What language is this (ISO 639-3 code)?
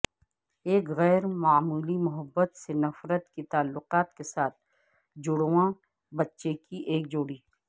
urd